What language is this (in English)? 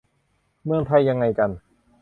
Thai